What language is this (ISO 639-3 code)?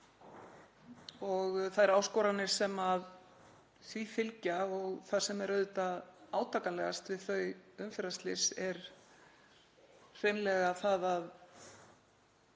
isl